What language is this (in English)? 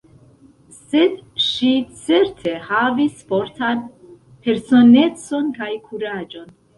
Esperanto